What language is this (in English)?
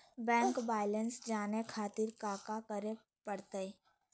Magahi